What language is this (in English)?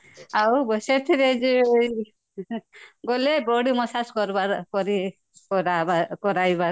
Odia